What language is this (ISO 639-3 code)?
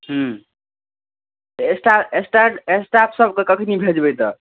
mai